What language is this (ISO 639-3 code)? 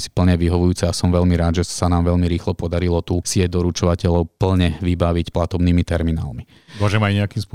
slk